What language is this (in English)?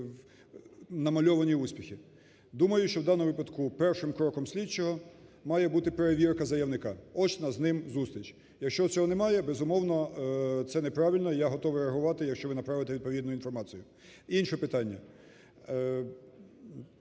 Ukrainian